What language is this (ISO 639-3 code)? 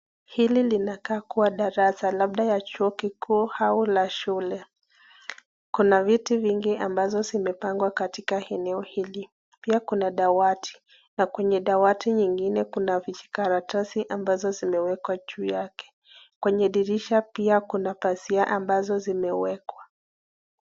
swa